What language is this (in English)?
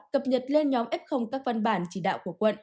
Vietnamese